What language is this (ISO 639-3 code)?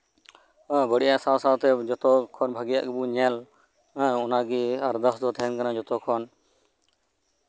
sat